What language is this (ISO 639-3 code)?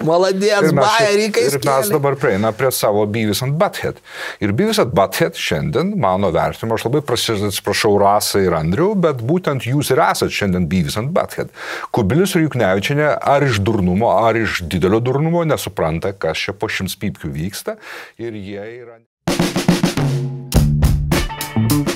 lit